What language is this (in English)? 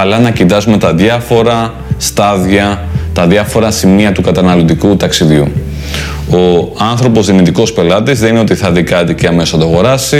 Greek